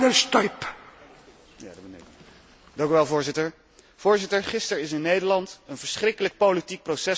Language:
Dutch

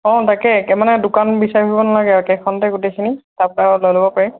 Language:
Assamese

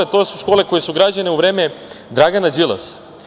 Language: Serbian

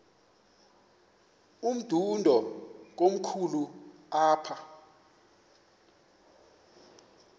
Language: Xhosa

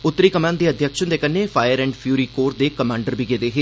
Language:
Dogri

